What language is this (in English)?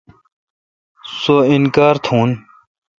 Kalkoti